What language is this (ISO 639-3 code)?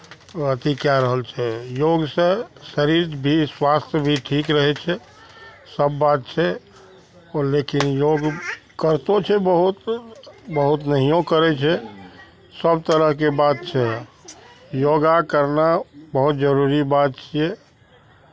mai